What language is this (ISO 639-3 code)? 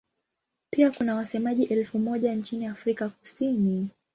swa